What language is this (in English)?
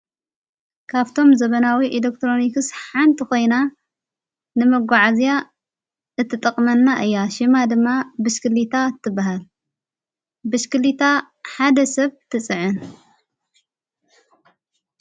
Tigrinya